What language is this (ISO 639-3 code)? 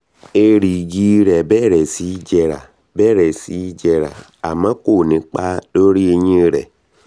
yor